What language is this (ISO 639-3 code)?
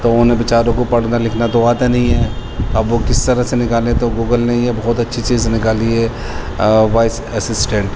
urd